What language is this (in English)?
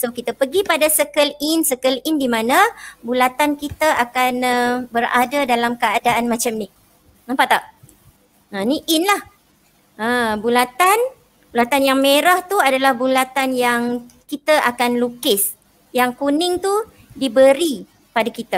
Malay